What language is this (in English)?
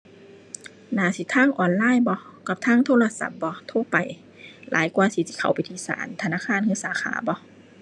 Thai